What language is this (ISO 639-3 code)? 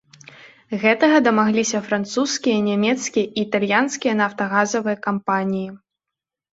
bel